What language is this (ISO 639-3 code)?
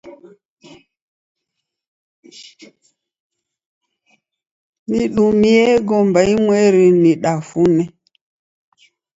dav